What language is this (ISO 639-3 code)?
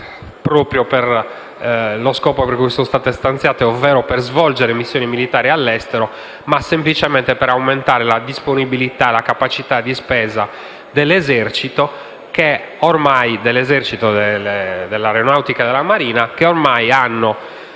ita